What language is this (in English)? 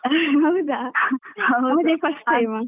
Kannada